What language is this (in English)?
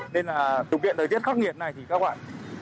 Vietnamese